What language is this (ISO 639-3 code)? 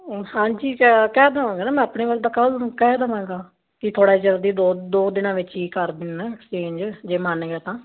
pan